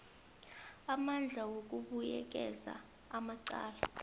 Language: South Ndebele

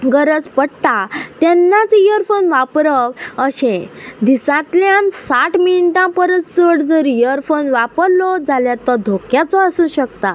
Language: Konkani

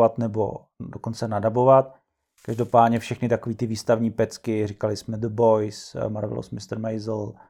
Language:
Czech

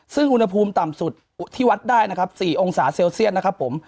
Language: Thai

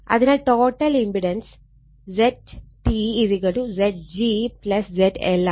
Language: Malayalam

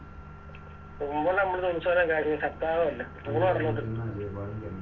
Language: Malayalam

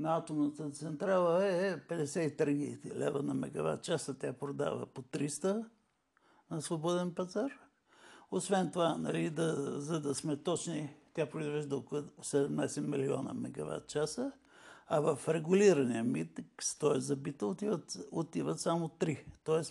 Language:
Bulgarian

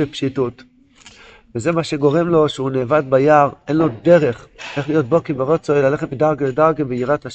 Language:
Hebrew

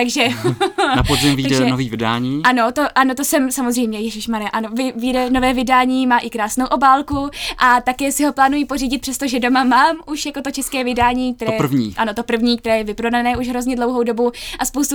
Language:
Czech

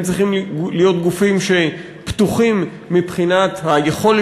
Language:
Hebrew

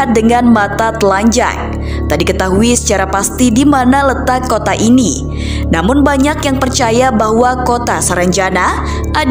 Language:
Indonesian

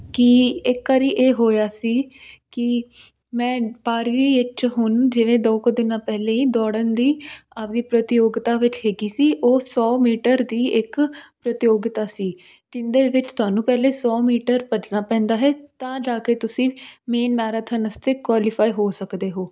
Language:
Punjabi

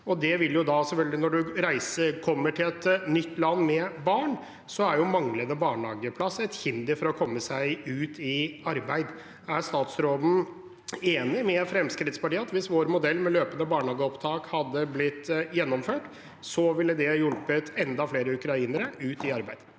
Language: Norwegian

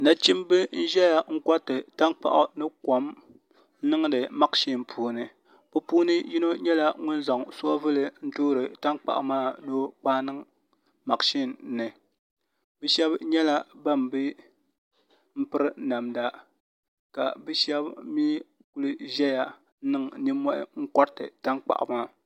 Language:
Dagbani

